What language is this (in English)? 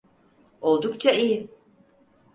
Turkish